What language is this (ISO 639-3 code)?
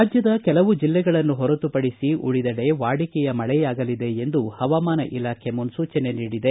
kan